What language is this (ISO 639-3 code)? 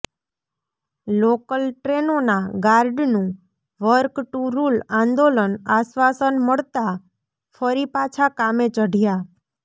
guj